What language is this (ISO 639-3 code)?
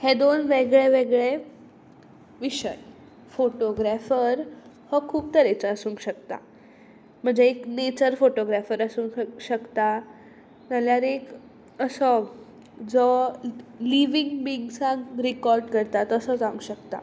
kok